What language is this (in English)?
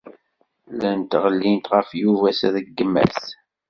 Kabyle